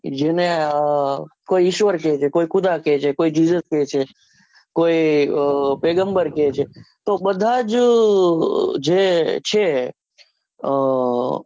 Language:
Gujarati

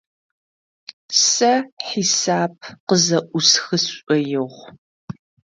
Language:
Adyghe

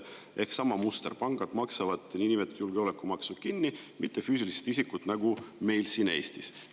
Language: Estonian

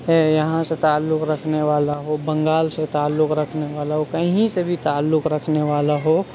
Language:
Urdu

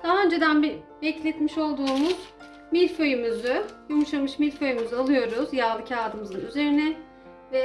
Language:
Turkish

